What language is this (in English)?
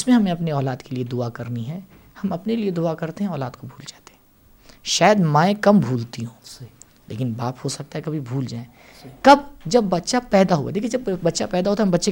Urdu